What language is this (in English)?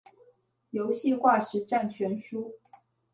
Chinese